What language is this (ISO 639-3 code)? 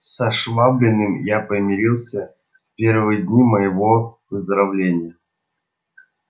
rus